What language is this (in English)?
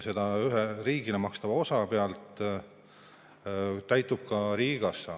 Estonian